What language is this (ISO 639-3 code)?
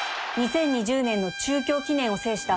jpn